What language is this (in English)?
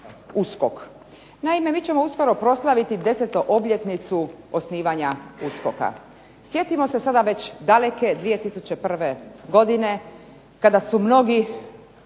Croatian